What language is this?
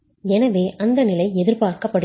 Tamil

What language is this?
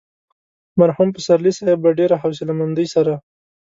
Pashto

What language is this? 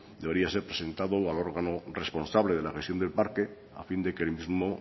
Spanish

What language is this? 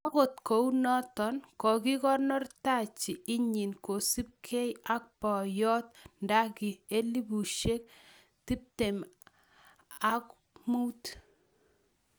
Kalenjin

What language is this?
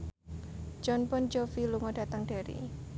Javanese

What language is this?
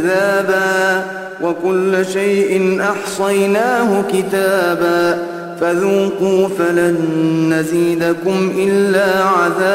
Arabic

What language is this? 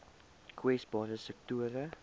Afrikaans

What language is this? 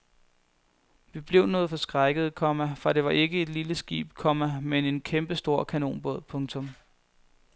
Danish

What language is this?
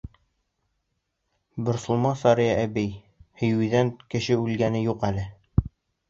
Bashkir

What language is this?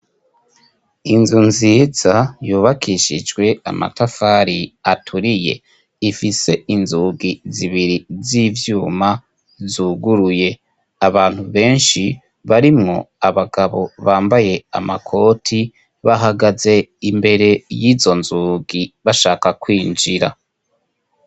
Rundi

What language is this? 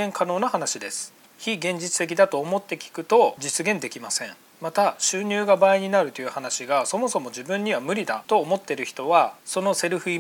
Japanese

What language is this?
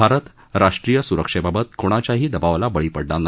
Marathi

